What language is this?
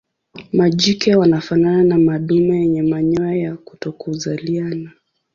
Swahili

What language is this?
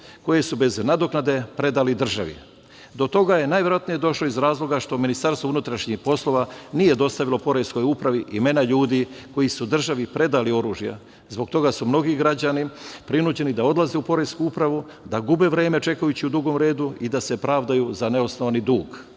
Serbian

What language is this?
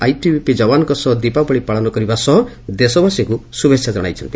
Odia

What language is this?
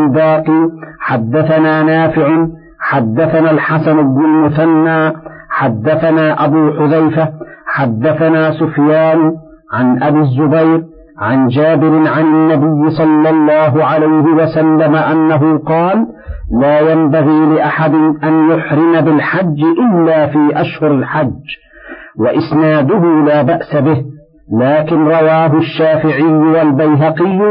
Arabic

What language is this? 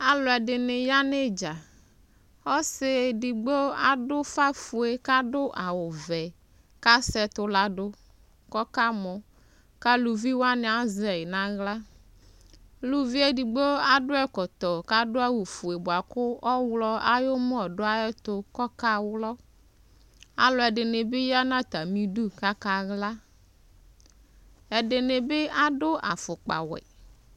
Ikposo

